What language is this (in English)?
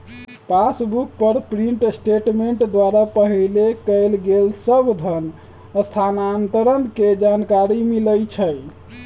Magahi